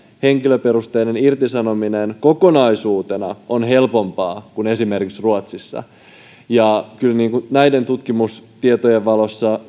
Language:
Finnish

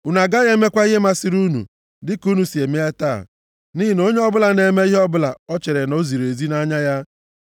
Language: Igbo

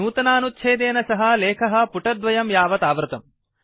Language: Sanskrit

